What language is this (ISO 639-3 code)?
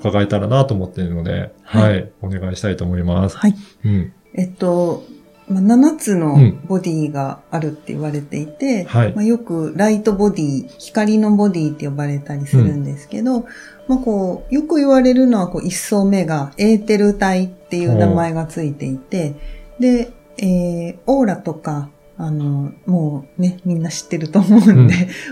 jpn